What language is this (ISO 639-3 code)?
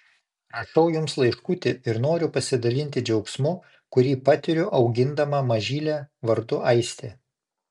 lit